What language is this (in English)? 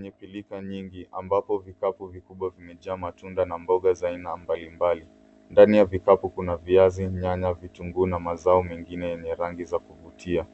Swahili